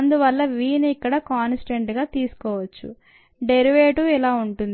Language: Telugu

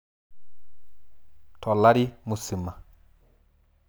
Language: Masai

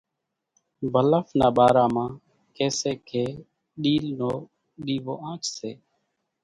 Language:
Kachi Koli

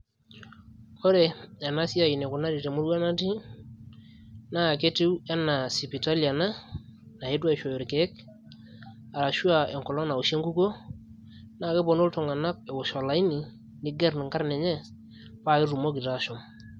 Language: Masai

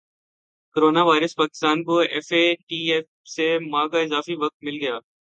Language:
Urdu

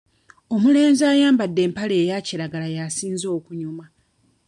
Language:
Ganda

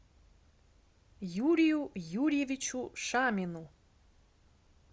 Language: Russian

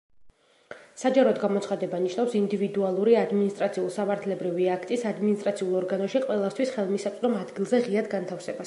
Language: Georgian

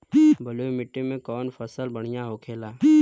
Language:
Bhojpuri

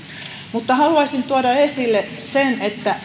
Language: Finnish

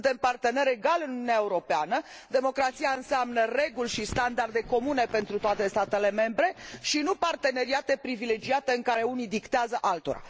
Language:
Romanian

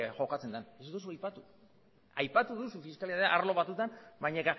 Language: Basque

